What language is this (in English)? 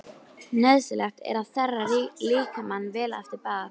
Icelandic